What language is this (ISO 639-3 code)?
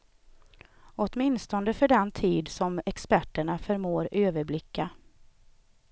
swe